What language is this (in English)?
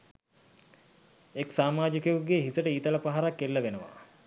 Sinhala